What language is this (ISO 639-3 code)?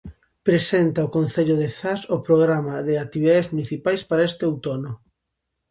glg